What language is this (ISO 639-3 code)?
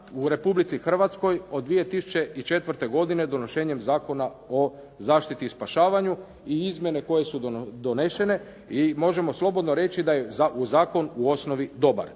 hrv